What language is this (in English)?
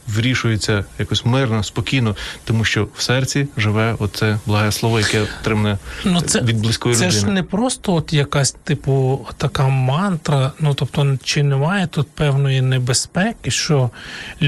Ukrainian